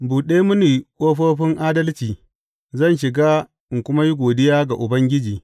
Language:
Hausa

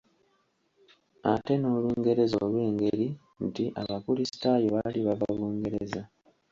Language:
Ganda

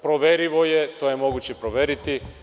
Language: Serbian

